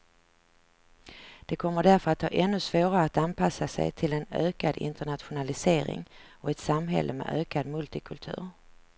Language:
Swedish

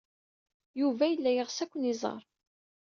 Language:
Kabyle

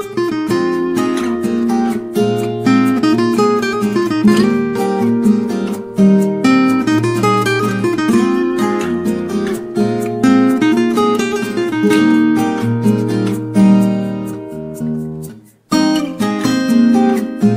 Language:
English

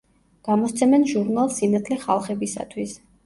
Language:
Georgian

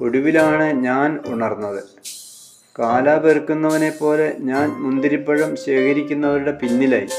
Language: Malayalam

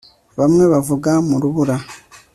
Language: Kinyarwanda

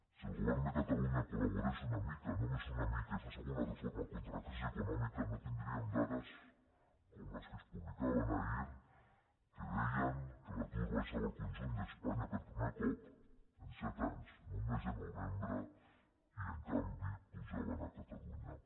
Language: Catalan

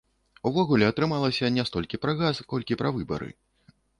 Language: Belarusian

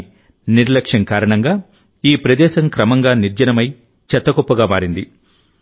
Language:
Telugu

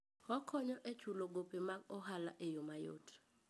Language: Luo (Kenya and Tanzania)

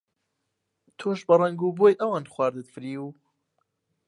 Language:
Central Kurdish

